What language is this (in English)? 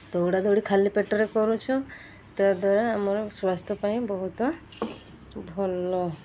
Odia